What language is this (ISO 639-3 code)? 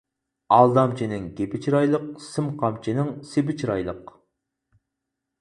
uig